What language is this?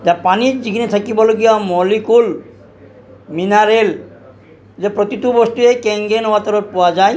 Assamese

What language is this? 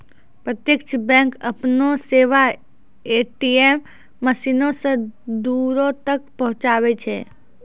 Maithili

